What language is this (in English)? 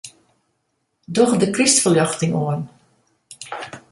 Western Frisian